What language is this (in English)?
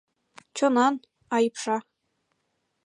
Mari